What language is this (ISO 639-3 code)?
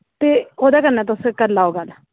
doi